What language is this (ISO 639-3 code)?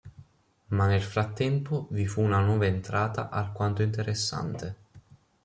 ita